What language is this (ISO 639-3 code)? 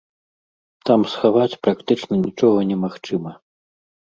bel